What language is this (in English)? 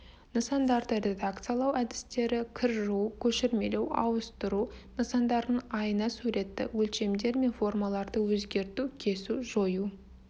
Kazakh